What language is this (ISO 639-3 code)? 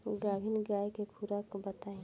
bho